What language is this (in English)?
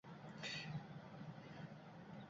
Uzbek